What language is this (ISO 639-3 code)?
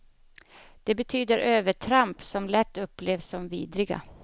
swe